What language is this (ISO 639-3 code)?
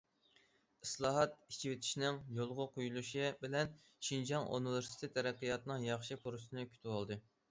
uig